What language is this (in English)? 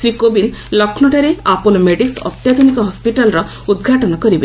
Odia